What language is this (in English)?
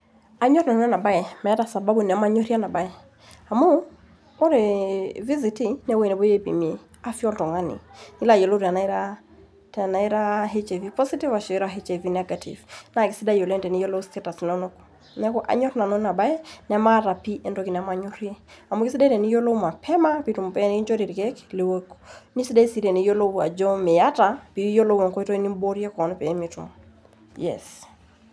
Masai